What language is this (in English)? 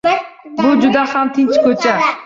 Uzbek